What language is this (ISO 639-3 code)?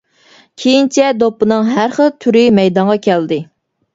uig